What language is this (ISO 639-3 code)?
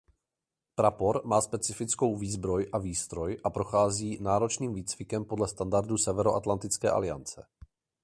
ces